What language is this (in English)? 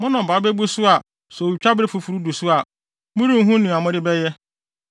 Akan